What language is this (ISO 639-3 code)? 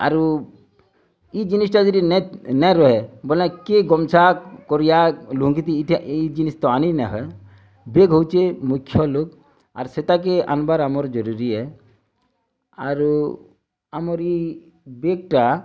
ori